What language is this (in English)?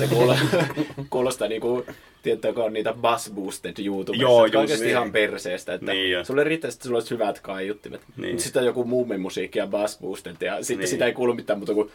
Finnish